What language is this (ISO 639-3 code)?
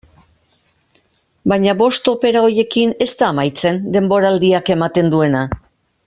eus